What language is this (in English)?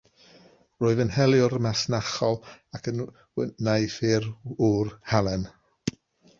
Welsh